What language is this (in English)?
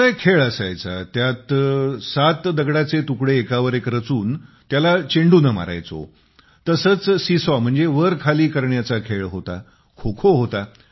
Marathi